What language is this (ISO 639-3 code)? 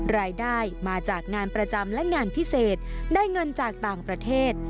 tha